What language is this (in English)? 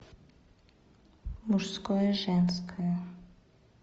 Russian